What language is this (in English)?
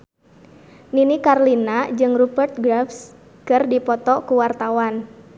Sundanese